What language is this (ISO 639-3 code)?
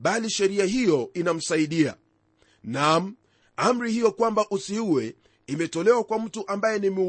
swa